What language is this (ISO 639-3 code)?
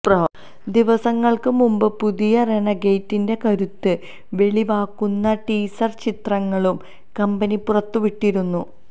mal